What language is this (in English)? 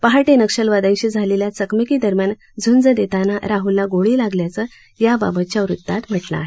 Marathi